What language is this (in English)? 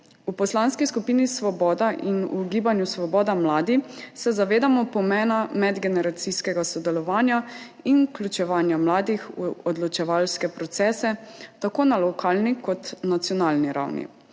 Slovenian